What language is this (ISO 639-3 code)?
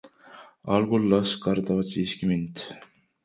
est